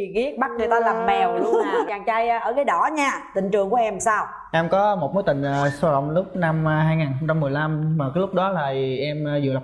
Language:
Vietnamese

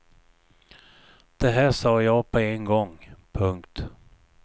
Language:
Swedish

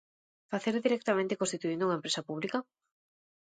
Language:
Galician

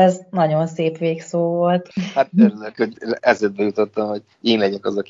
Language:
Hungarian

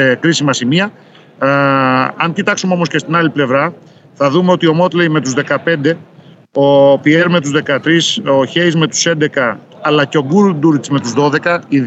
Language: Greek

